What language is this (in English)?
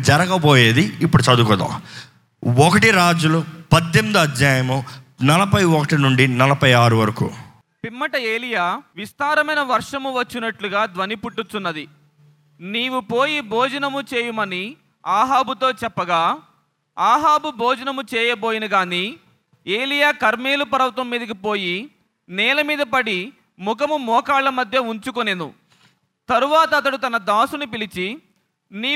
Telugu